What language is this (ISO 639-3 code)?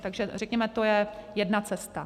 ces